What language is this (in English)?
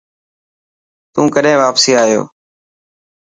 Dhatki